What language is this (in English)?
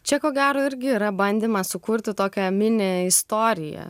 Lithuanian